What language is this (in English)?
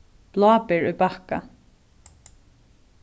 Faroese